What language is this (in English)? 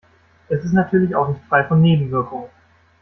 German